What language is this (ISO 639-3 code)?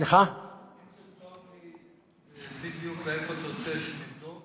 heb